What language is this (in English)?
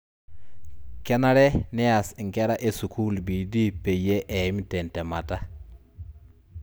Masai